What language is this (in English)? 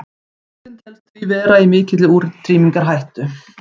Icelandic